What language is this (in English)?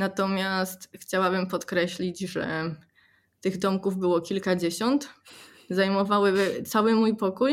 Polish